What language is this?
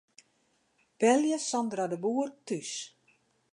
Western Frisian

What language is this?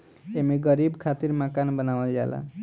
Bhojpuri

